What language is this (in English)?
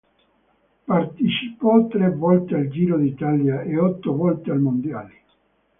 Italian